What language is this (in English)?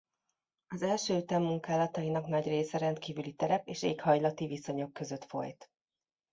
Hungarian